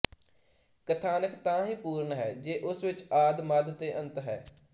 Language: Punjabi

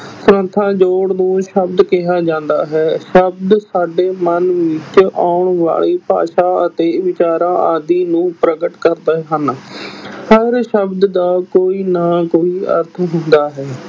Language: Punjabi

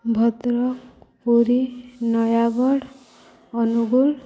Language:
Odia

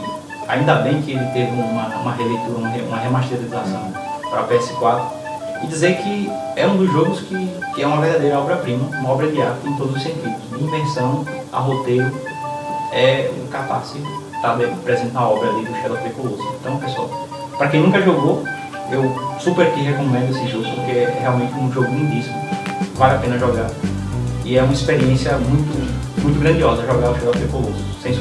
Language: Portuguese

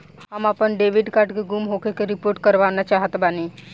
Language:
Bhojpuri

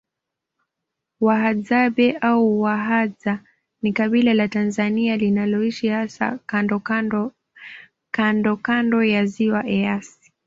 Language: Swahili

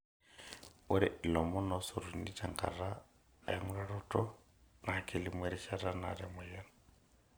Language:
Masai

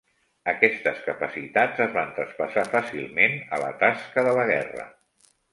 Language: Catalan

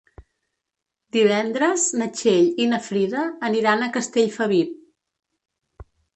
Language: Catalan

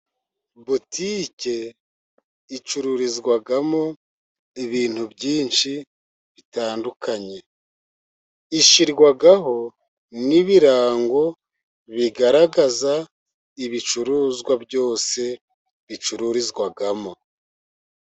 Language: Kinyarwanda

